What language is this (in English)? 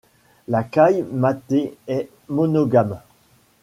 French